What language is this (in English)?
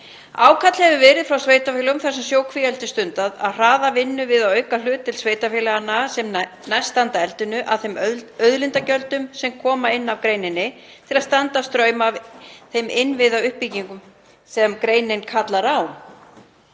Icelandic